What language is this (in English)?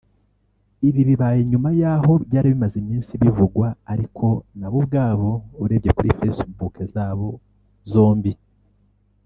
Kinyarwanda